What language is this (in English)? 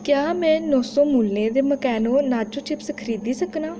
Dogri